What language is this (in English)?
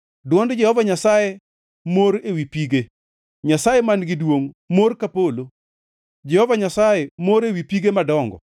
Luo (Kenya and Tanzania)